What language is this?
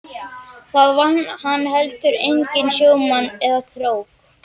Icelandic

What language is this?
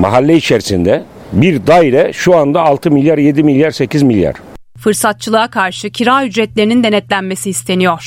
Turkish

